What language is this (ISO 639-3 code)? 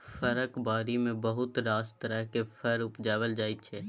mai